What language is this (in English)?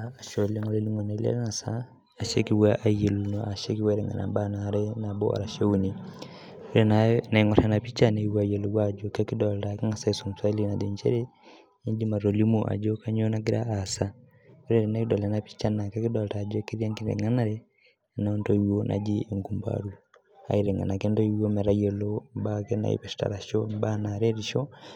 Masai